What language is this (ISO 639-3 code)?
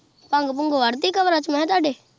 pan